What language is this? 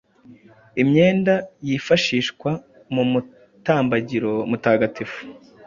Kinyarwanda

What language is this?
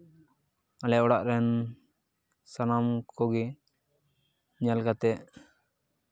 Santali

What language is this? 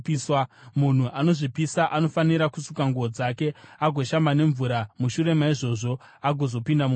Shona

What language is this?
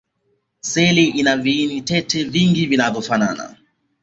Swahili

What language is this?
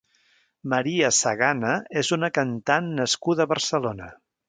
Catalan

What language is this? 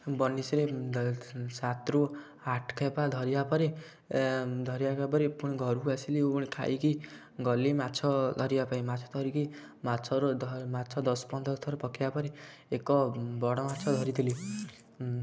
Odia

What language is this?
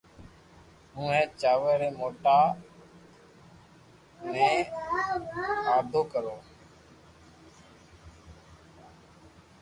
Loarki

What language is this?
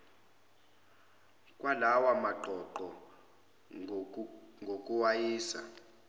Zulu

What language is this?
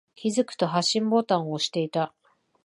Japanese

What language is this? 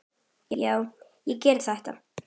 Icelandic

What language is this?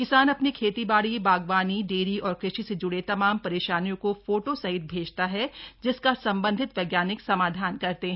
Hindi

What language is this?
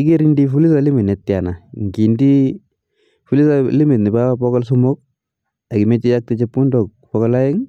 Kalenjin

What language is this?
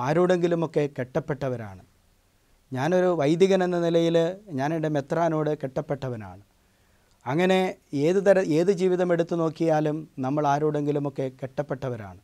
Malayalam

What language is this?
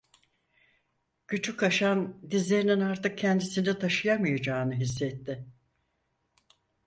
Turkish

